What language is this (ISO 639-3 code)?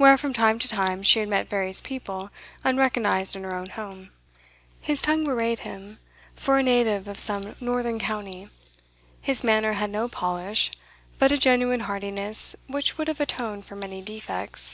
eng